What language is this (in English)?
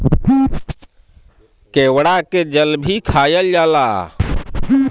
Bhojpuri